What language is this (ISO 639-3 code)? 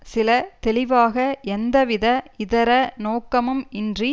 tam